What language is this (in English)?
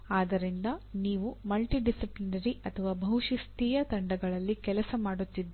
Kannada